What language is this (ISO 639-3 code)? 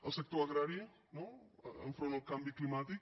cat